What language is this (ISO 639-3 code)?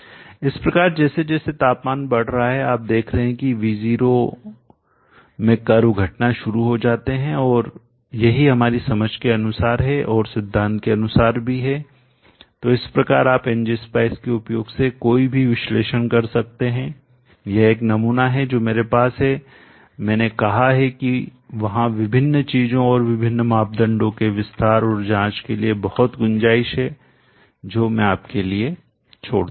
hin